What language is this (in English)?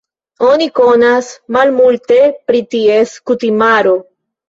Esperanto